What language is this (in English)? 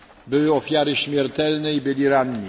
Polish